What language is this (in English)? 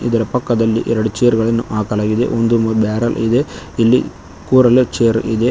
Kannada